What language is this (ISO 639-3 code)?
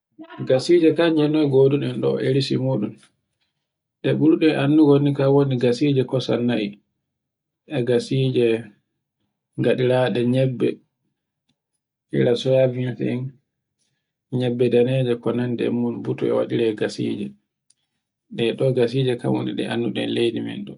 fue